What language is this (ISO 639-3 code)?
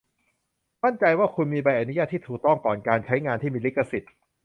tha